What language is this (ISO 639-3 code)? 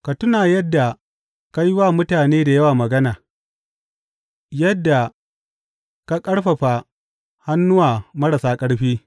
hau